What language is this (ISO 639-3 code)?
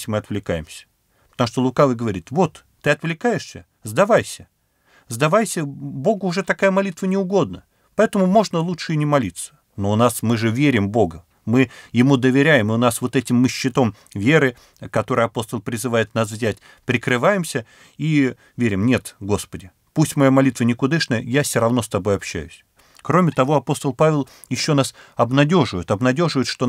rus